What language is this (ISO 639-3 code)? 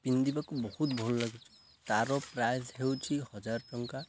ori